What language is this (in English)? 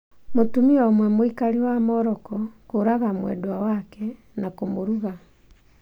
Kikuyu